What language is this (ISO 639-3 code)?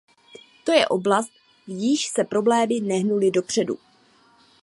ces